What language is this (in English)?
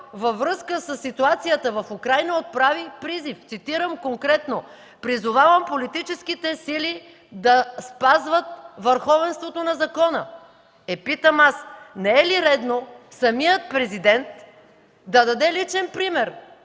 Bulgarian